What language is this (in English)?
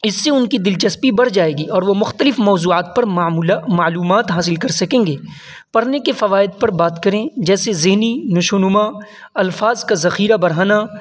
Urdu